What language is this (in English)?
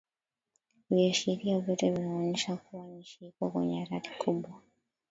Swahili